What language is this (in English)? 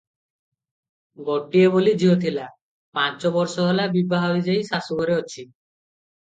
Odia